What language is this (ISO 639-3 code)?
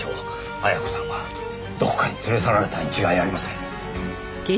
jpn